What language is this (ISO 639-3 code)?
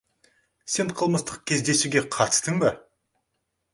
kaz